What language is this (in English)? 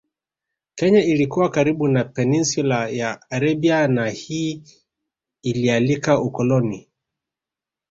Swahili